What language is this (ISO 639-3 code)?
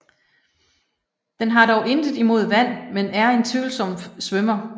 dan